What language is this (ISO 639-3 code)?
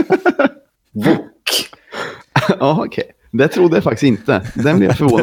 swe